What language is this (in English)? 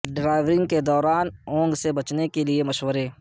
Urdu